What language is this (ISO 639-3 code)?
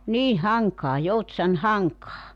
fin